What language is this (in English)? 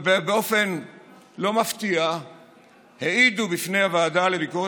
Hebrew